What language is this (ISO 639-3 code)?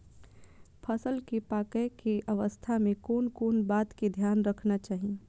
mai